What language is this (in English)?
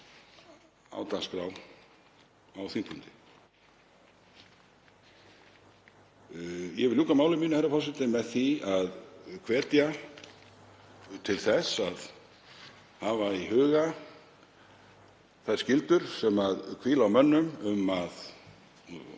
Icelandic